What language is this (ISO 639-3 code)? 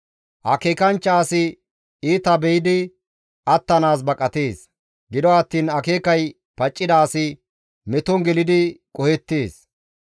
gmv